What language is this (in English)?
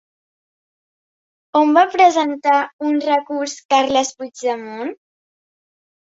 Catalan